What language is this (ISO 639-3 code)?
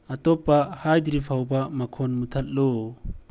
mni